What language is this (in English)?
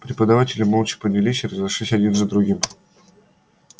Russian